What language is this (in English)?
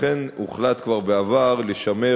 Hebrew